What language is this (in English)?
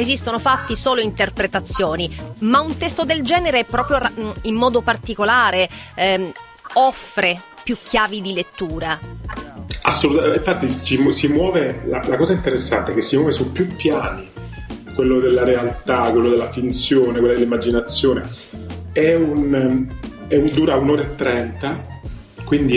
Italian